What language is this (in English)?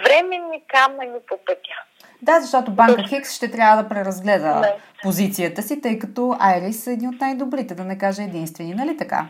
Bulgarian